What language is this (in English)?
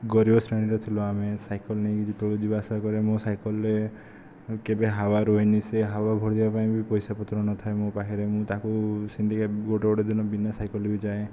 Odia